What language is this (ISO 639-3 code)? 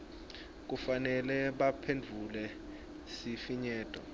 ssw